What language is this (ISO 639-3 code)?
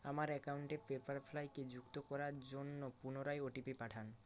ben